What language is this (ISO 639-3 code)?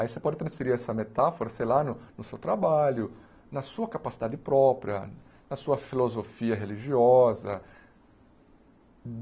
por